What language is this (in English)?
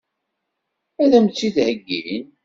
Kabyle